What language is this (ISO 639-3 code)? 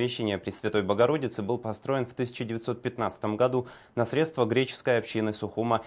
rus